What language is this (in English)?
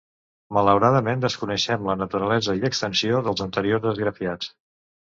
Catalan